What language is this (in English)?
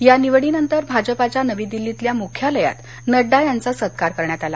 Marathi